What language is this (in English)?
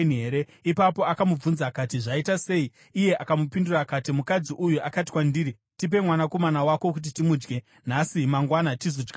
Shona